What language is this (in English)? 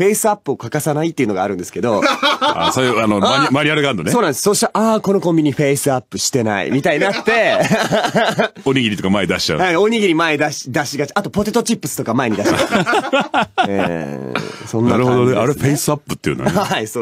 Japanese